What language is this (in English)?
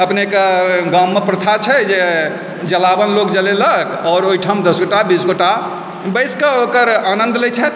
Maithili